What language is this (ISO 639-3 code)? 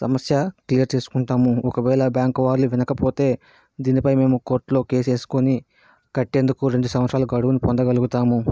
tel